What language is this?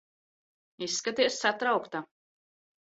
Latvian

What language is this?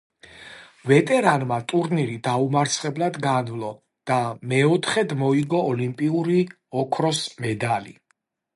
Georgian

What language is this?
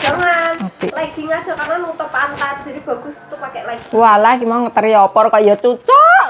Indonesian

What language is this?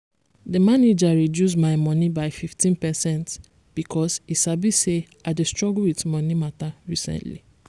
Nigerian Pidgin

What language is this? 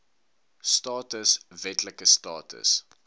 Afrikaans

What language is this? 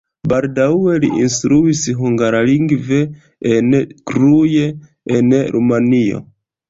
Esperanto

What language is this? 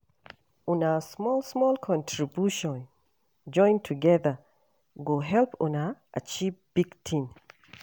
Nigerian Pidgin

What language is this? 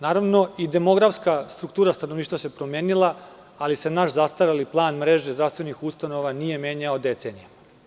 Serbian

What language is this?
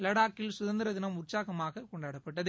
Tamil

